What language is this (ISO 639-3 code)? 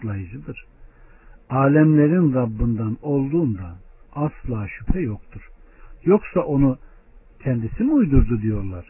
tur